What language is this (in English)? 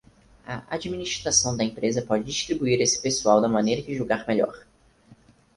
Portuguese